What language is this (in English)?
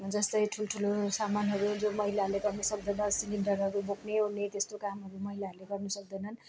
Nepali